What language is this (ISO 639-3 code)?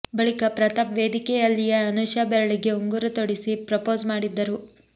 kan